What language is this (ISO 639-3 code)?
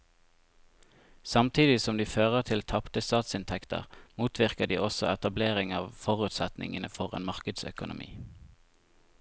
nor